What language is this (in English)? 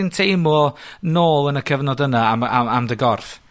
Welsh